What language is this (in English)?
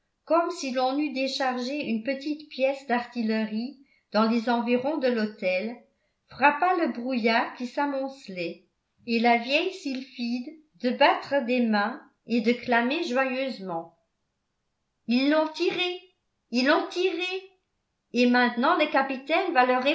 French